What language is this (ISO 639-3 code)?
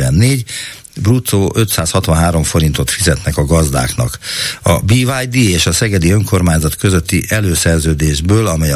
hun